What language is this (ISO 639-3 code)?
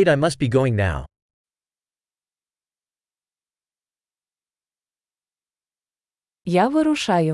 ukr